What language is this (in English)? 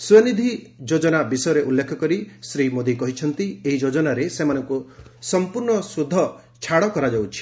Odia